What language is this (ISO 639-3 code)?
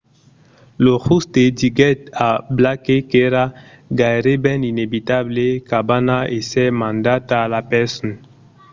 oci